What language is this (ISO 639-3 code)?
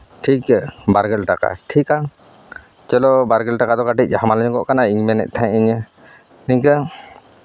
sat